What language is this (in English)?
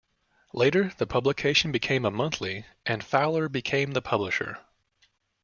English